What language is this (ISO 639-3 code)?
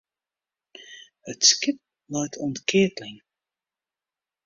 fry